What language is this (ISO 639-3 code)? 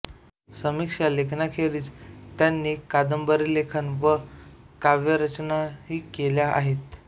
mar